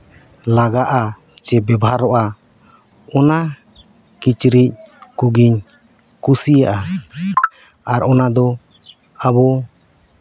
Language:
Santali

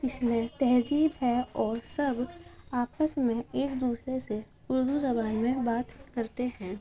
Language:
Urdu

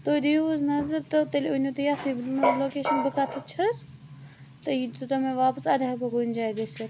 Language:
Kashmiri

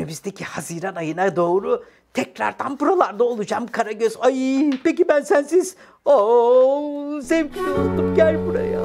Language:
Turkish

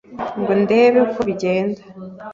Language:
Kinyarwanda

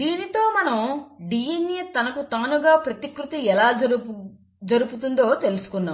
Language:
Telugu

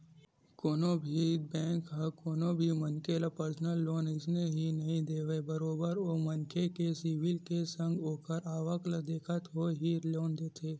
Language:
Chhattisgarhi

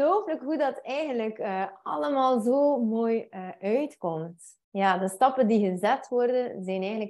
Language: Dutch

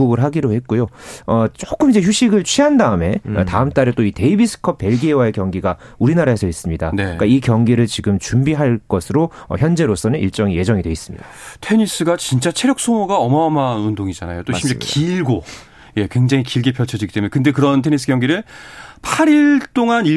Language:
Korean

